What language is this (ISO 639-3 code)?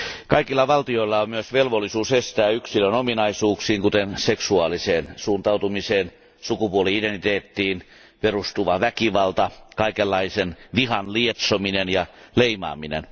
fin